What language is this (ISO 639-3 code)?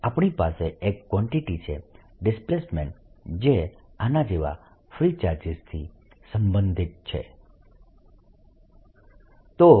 guj